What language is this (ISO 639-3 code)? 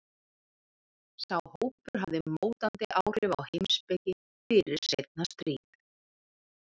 isl